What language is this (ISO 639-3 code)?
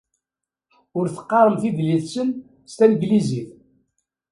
kab